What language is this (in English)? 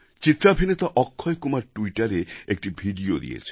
Bangla